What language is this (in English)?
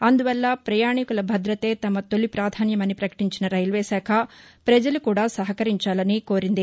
Telugu